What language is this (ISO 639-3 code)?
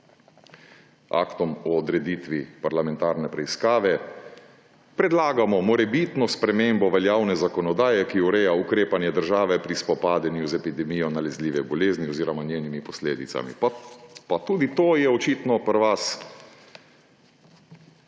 slv